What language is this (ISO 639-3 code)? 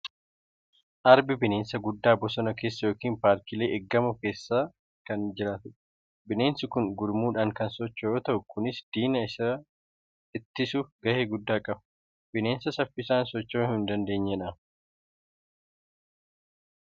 orm